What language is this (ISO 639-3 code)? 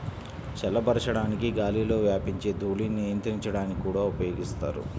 tel